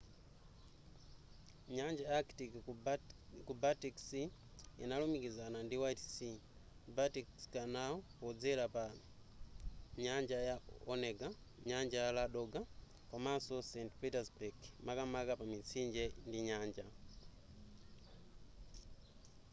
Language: Nyanja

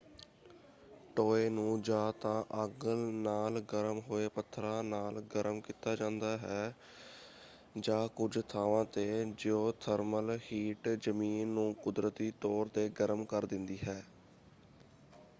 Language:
Punjabi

